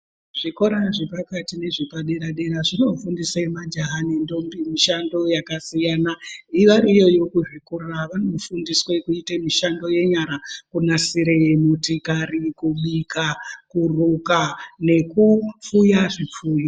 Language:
Ndau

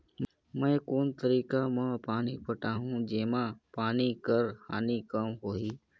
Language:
Chhattisgarhi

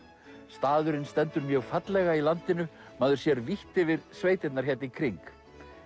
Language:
Icelandic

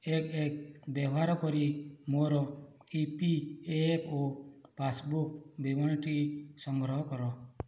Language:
Odia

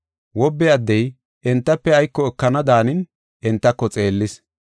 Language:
Gofa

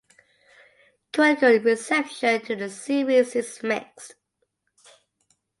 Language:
English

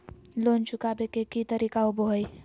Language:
Magahi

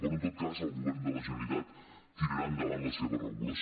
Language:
Catalan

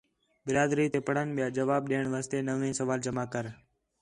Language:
Khetrani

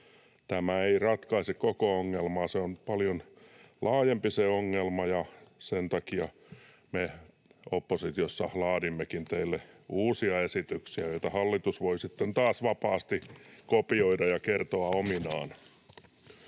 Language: Finnish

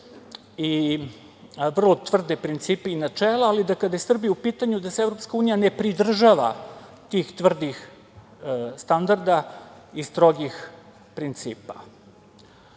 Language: Serbian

